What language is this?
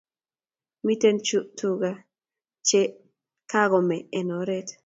Kalenjin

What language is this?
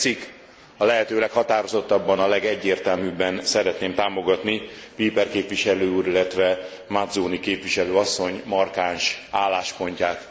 Hungarian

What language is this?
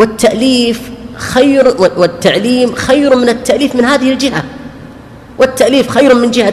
Arabic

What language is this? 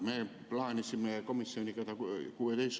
Estonian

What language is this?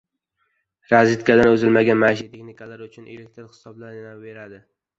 Uzbek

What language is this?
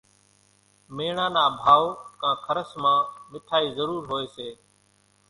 Kachi Koli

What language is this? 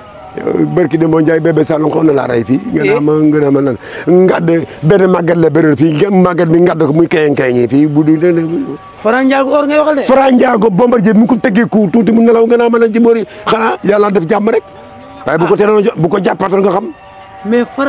French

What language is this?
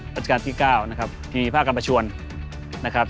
Thai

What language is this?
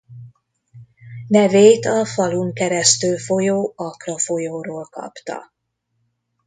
Hungarian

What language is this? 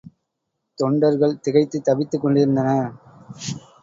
Tamil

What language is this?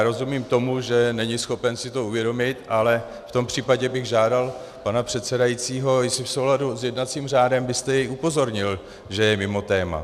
Czech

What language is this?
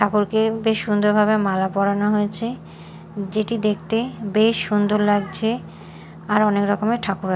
Bangla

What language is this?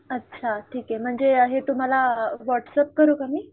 Marathi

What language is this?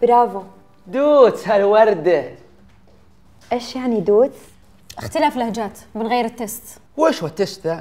Arabic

